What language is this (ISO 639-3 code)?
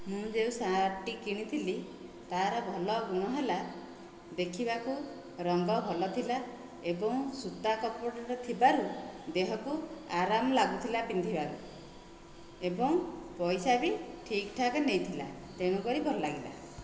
ori